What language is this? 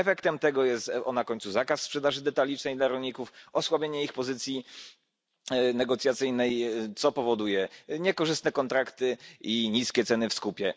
Polish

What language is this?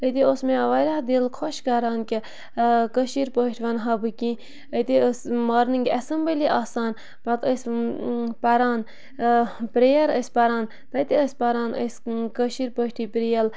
Kashmiri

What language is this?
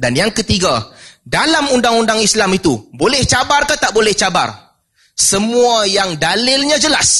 Malay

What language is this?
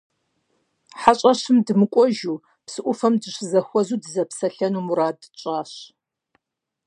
Kabardian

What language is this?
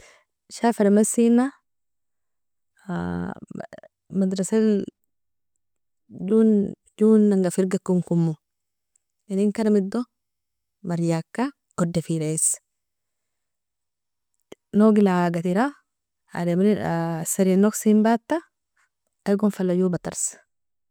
Nobiin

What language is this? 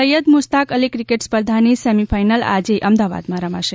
Gujarati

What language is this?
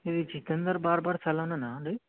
Telugu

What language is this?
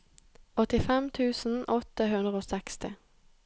Norwegian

